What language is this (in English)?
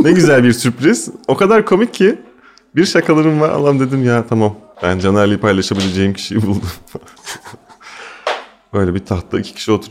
Turkish